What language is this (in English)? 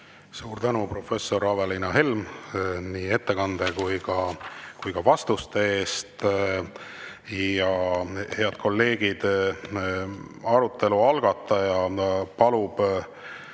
Estonian